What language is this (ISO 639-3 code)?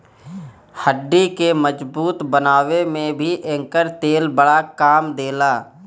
bho